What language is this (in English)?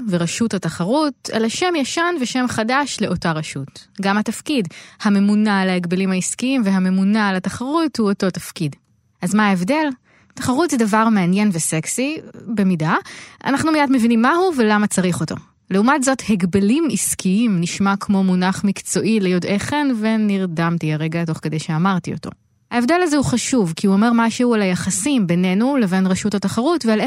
Hebrew